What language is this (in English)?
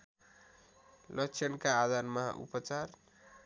Nepali